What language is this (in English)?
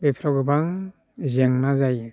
Bodo